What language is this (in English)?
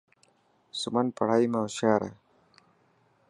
Dhatki